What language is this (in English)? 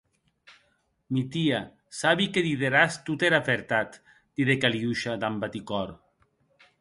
Occitan